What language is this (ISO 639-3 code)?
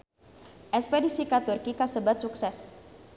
sun